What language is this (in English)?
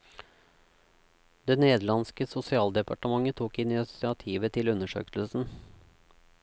Norwegian